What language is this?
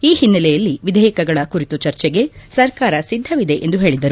Kannada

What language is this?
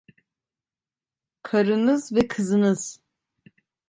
Turkish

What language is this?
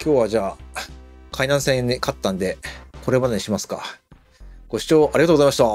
Japanese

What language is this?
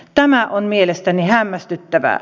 Finnish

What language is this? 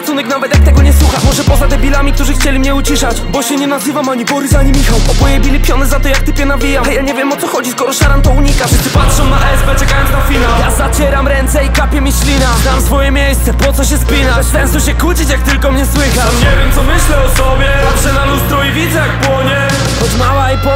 Polish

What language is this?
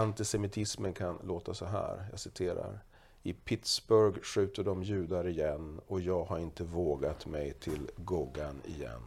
Swedish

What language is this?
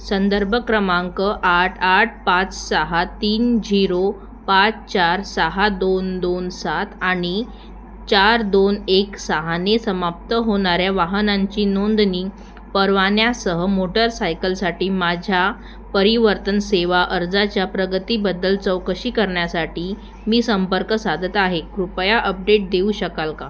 Marathi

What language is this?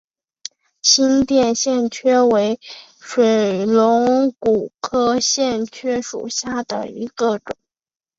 Chinese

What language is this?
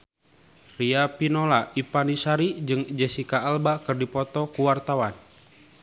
Sundanese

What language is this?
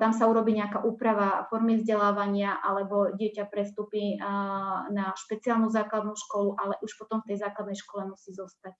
Slovak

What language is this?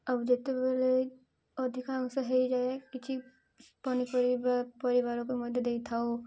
Odia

